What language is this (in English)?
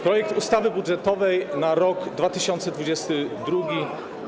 Polish